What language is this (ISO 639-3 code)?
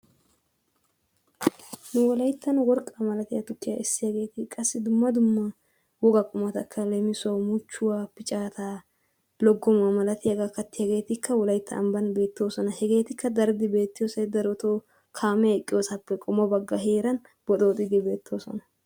wal